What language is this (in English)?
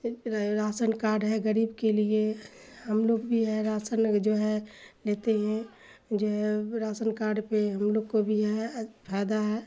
Urdu